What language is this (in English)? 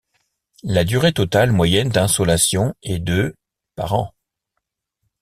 French